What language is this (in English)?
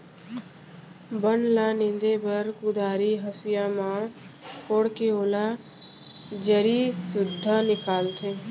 Chhattisgarhi